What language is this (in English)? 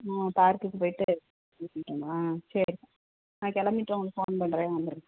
Tamil